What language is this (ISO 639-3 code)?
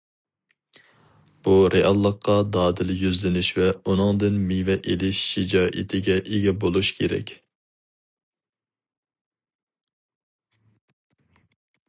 uig